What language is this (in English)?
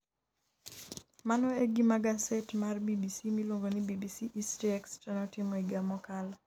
Luo (Kenya and Tanzania)